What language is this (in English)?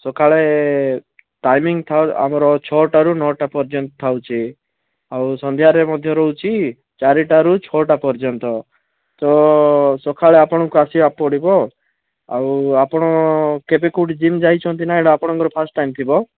Odia